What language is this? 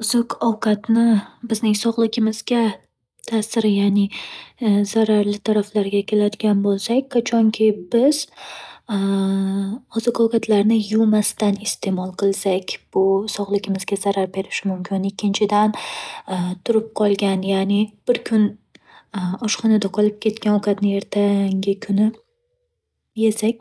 Uzbek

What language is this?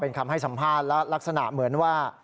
Thai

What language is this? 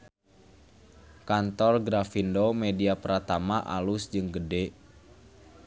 Sundanese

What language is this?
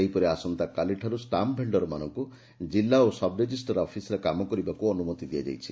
Odia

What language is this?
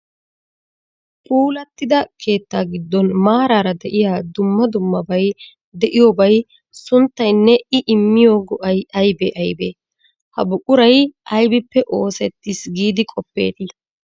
Wolaytta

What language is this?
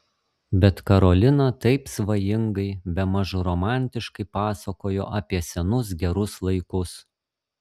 Lithuanian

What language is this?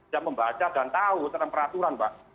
Indonesian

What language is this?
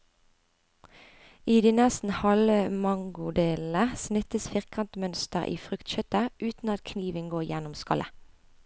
Norwegian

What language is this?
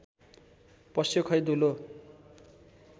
Nepali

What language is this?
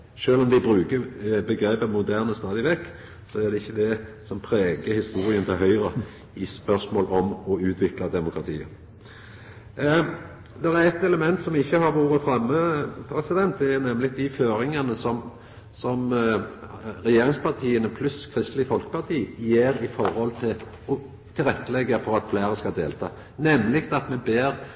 Norwegian Nynorsk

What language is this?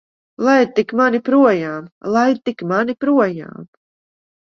Latvian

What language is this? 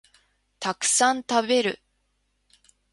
Japanese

